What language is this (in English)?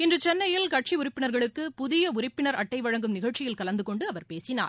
Tamil